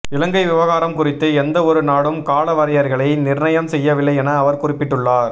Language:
Tamil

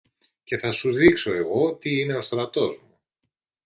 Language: Greek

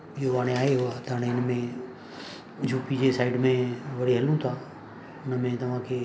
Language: Sindhi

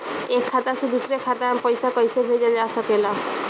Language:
Bhojpuri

